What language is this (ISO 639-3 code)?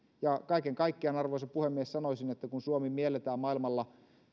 fin